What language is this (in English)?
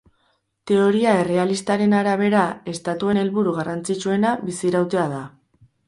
Basque